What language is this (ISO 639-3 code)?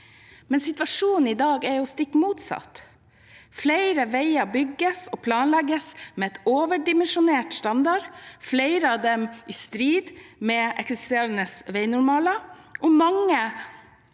nor